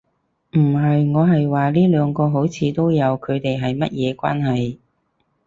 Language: Cantonese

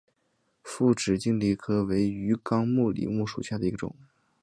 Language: Chinese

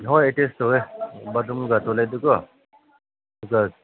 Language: Manipuri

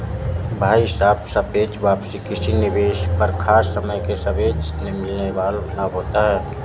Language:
Hindi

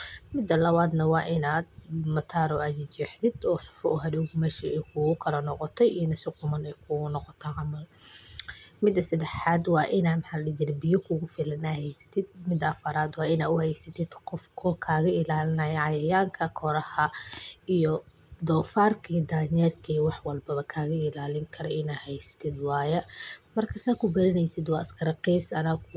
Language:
Somali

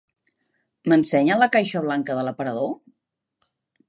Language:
Catalan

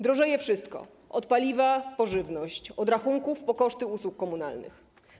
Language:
Polish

